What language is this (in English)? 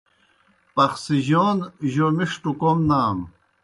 Kohistani Shina